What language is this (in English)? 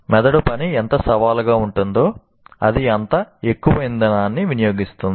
Telugu